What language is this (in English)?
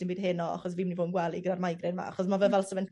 Welsh